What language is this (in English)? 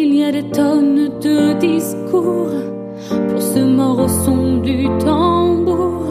French